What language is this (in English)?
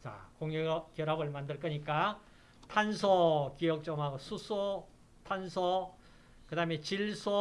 Korean